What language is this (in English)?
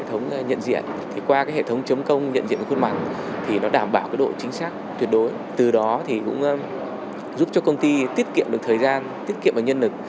Vietnamese